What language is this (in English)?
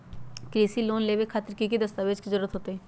Magahi